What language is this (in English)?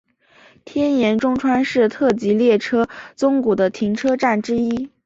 Chinese